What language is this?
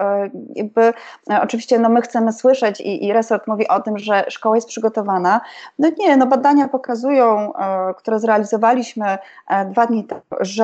Polish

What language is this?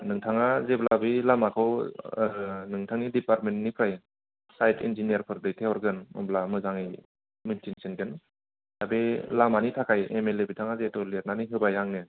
Bodo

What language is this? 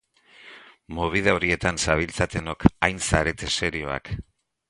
Basque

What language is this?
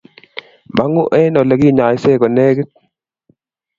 Kalenjin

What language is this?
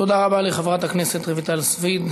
Hebrew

